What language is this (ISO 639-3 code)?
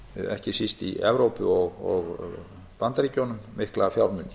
isl